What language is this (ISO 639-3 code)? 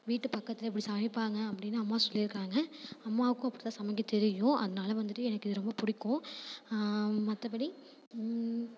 tam